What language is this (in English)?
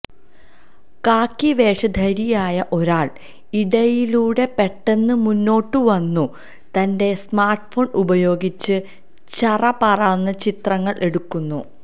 Malayalam